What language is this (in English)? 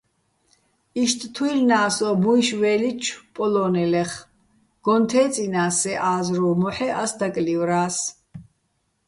Bats